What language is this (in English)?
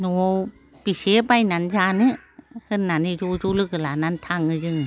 Bodo